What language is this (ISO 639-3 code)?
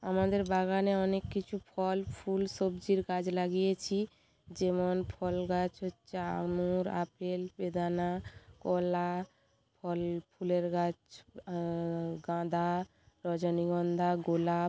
ben